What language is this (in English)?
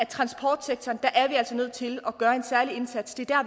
Danish